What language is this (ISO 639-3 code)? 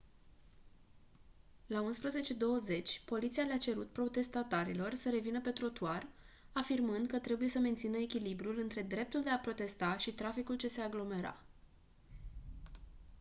ron